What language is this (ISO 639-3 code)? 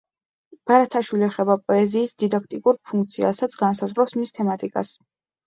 kat